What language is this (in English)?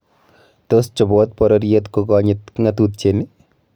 Kalenjin